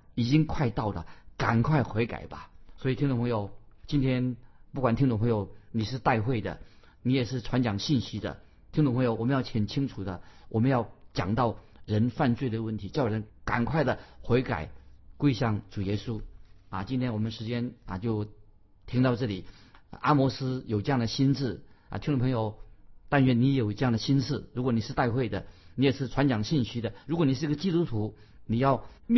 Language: Chinese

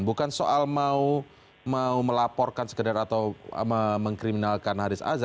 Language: Indonesian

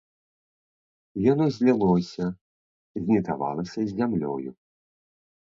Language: Belarusian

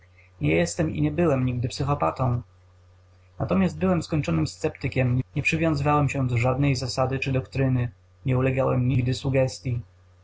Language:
Polish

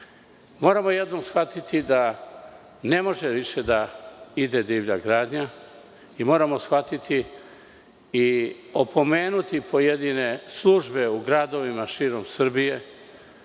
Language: Serbian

